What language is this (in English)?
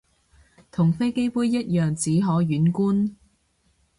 Cantonese